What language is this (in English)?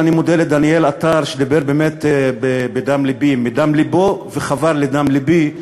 Hebrew